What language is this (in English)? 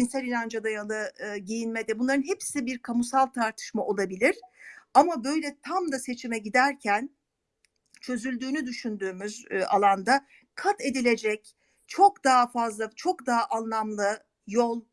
Turkish